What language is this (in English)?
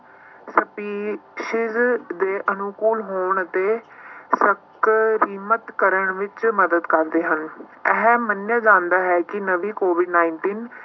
Punjabi